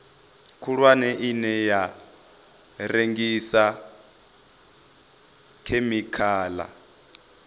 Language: Venda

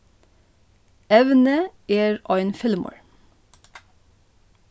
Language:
Faroese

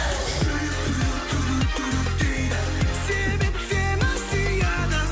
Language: Kazakh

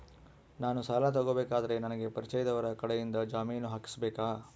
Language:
Kannada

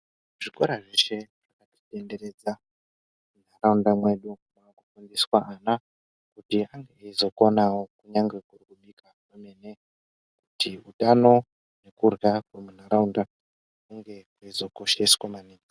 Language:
Ndau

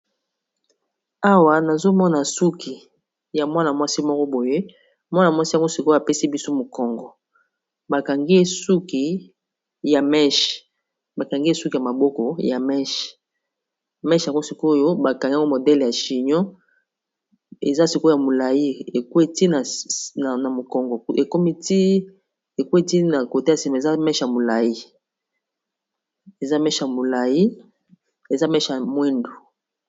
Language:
Lingala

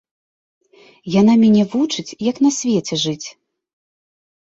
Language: Belarusian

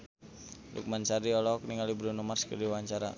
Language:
Sundanese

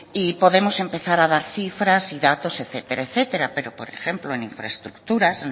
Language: Spanish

